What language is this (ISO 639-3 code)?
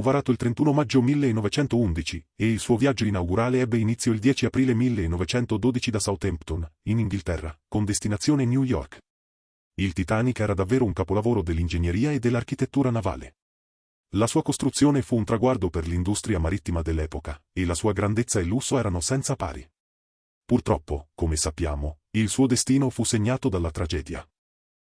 ita